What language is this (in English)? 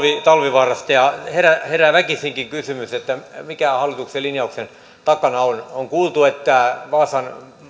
Finnish